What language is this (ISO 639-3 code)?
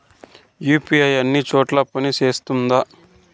tel